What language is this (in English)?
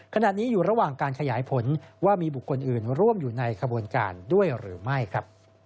Thai